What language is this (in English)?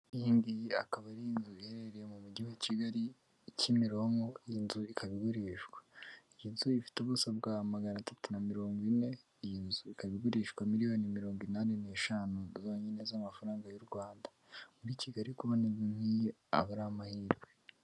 Kinyarwanda